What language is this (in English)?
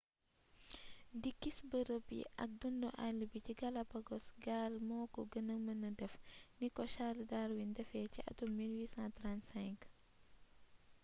Wolof